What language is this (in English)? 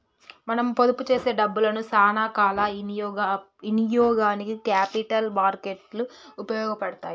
Telugu